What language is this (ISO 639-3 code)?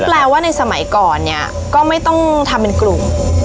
tha